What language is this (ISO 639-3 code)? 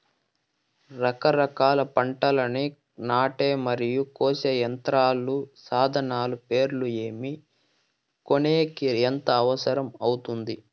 tel